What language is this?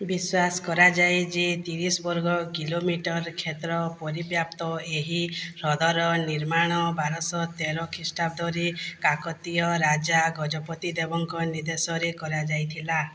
Odia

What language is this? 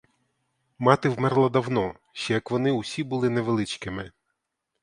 Ukrainian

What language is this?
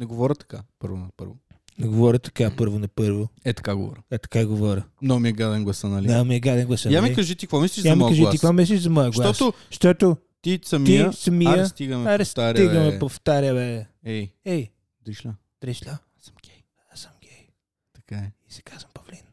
Bulgarian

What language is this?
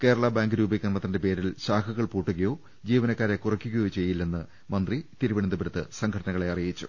Malayalam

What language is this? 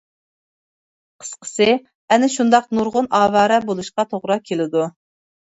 Uyghur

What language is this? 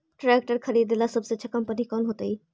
Magahi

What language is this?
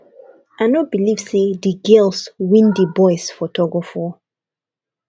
Nigerian Pidgin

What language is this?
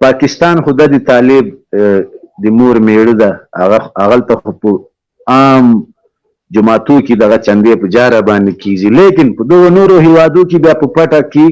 Turkish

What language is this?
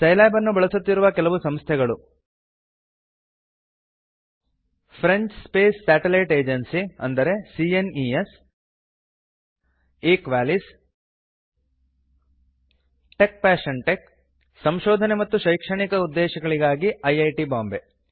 Kannada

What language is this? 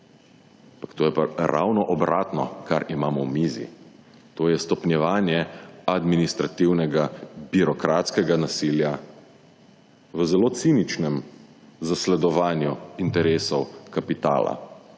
Slovenian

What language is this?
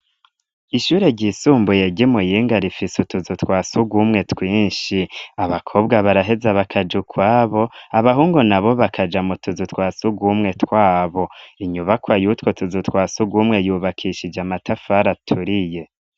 Rundi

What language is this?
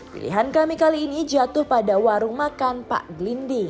Indonesian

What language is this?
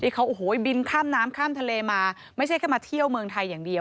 Thai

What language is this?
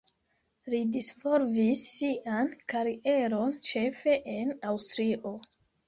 Esperanto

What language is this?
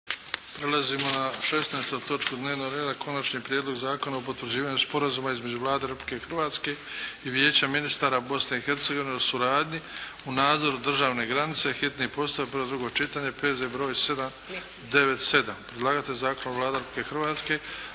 Croatian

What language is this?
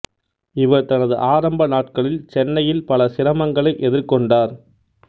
Tamil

